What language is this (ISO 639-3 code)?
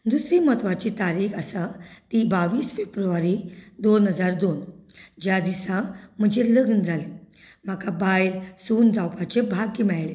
kok